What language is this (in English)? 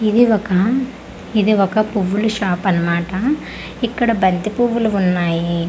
Telugu